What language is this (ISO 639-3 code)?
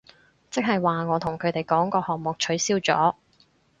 yue